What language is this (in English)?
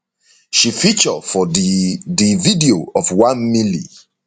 Nigerian Pidgin